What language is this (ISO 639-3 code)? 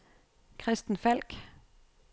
dan